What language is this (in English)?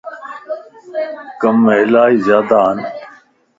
Lasi